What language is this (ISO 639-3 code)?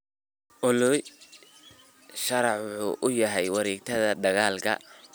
som